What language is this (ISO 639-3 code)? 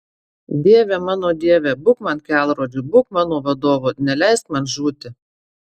lit